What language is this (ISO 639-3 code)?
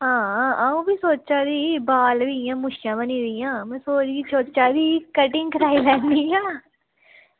doi